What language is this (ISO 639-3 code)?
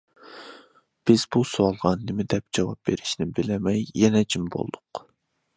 uig